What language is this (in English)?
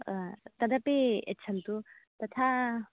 Sanskrit